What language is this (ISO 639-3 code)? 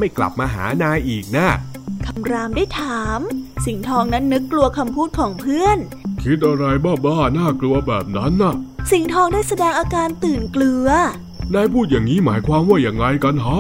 tha